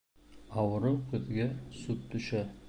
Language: Bashkir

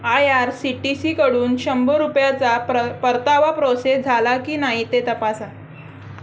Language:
Marathi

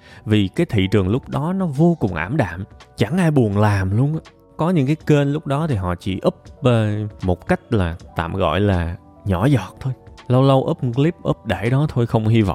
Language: Vietnamese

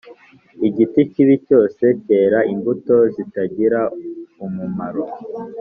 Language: Kinyarwanda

